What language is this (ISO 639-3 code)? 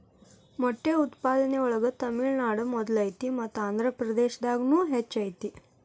kan